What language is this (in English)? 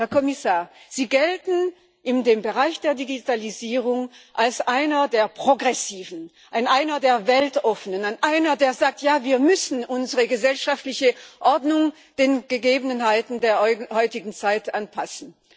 German